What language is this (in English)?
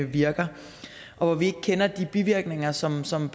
Danish